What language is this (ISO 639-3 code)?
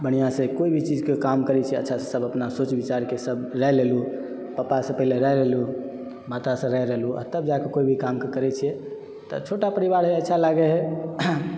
mai